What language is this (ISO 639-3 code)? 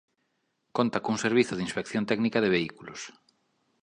glg